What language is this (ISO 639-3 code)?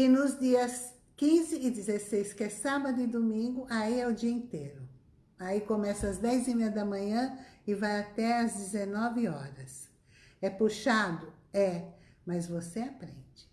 por